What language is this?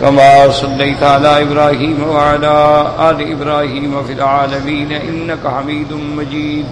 Arabic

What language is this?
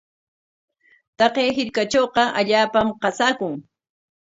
Corongo Ancash Quechua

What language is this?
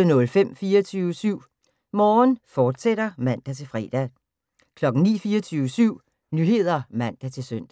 Danish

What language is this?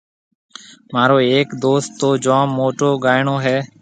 Marwari (Pakistan)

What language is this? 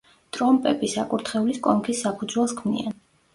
Georgian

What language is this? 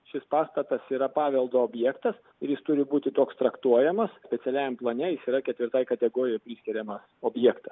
Lithuanian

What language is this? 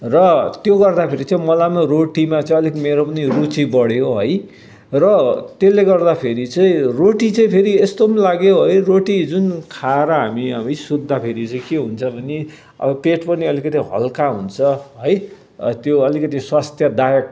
Nepali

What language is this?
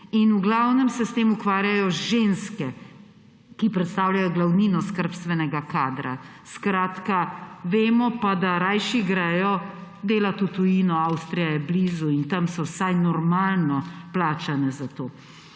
Slovenian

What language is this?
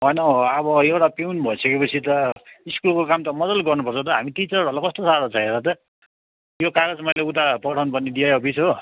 Nepali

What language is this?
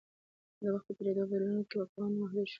Pashto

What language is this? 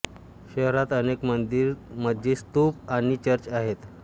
Marathi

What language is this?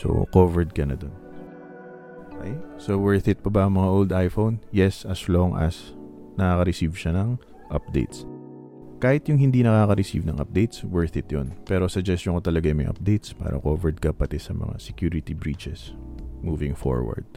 Filipino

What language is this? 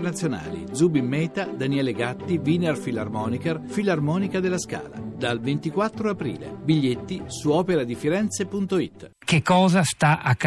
Italian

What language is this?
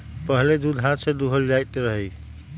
Magahi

